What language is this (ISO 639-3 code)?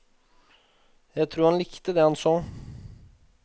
nor